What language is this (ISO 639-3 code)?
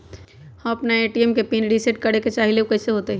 mag